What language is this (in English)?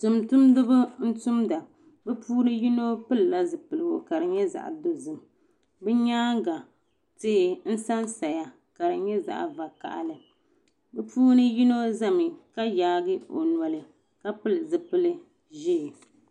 Dagbani